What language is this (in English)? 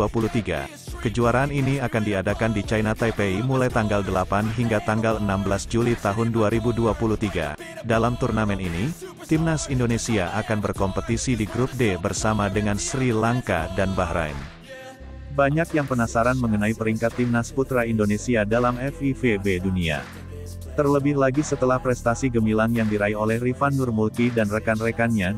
Indonesian